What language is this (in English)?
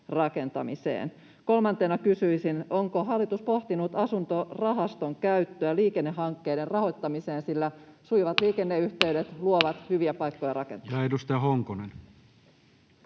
Finnish